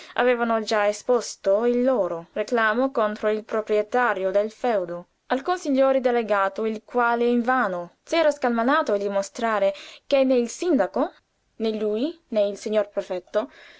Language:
Italian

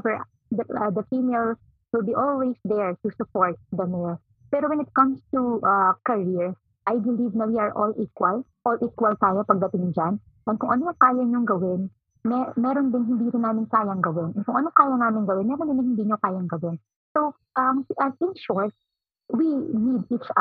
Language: Filipino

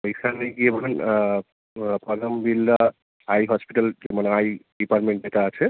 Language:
Bangla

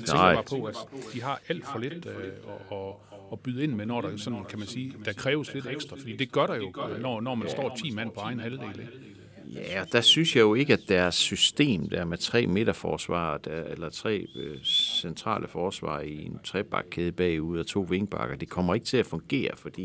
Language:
Danish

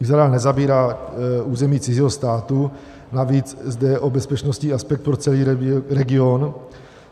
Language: Czech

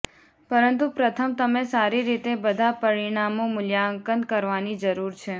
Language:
Gujarati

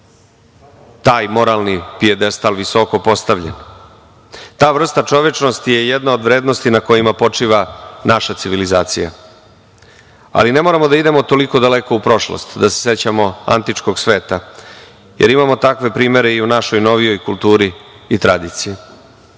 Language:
Serbian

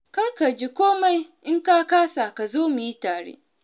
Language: Hausa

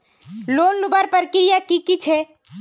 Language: Magahi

